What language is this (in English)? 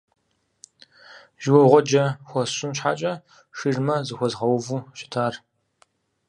Kabardian